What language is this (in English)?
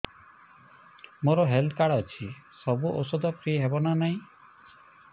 Odia